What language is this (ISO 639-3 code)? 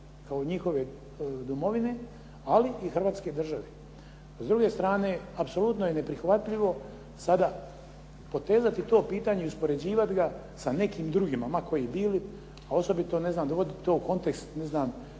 hrv